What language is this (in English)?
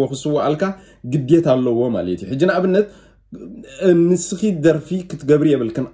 Arabic